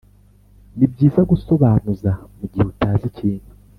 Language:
Kinyarwanda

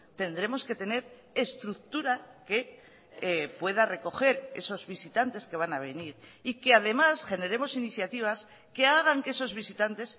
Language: Spanish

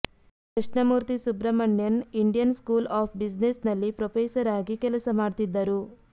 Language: Kannada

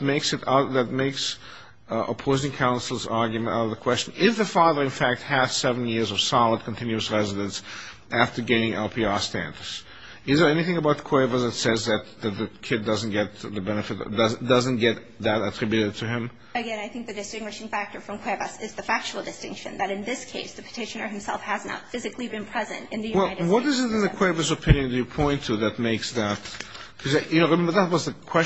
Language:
English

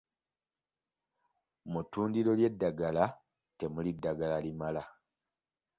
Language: Ganda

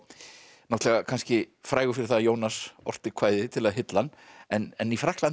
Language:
Icelandic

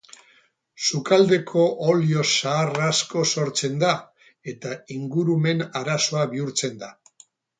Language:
Basque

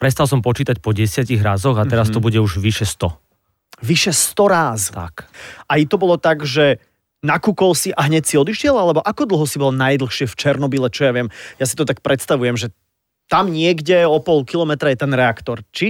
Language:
Slovak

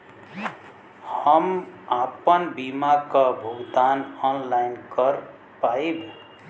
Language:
Bhojpuri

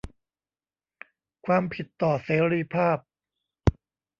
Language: Thai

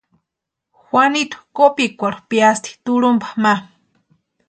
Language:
Western Highland Purepecha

